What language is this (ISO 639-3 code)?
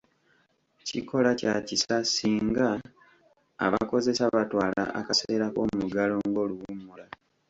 lug